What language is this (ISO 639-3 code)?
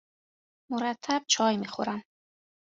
fas